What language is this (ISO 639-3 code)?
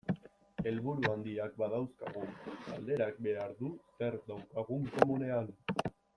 eus